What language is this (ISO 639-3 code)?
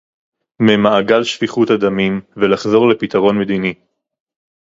heb